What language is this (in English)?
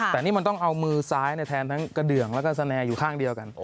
Thai